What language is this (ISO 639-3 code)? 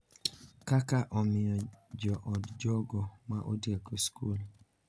luo